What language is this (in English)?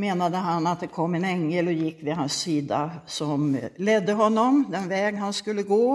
Swedish